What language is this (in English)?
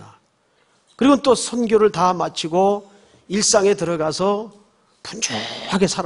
Korean